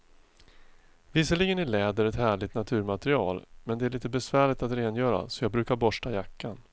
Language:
Swedish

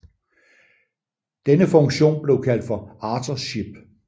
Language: Danish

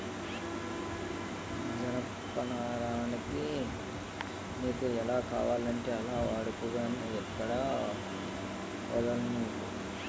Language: Telugu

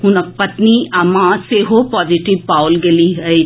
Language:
Maithili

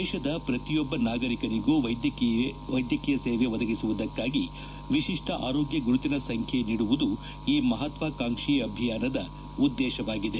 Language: Kannada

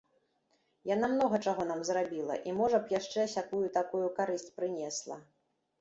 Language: Belarusian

